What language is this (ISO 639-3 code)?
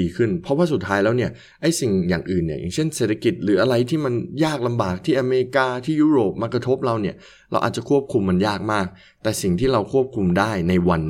tha